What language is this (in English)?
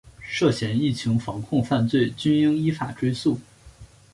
Chinese